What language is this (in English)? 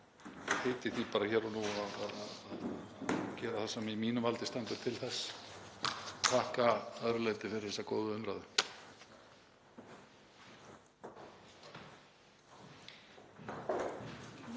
Icelandic